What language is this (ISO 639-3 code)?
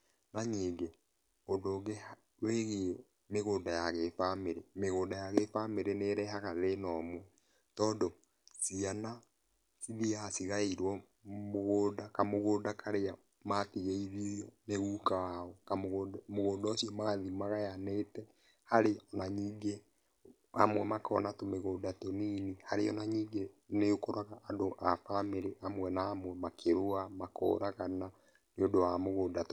kik